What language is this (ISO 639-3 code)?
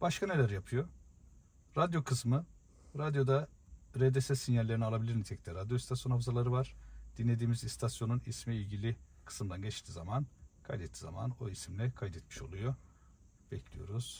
tur